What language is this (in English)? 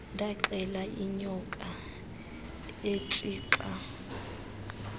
Xhosa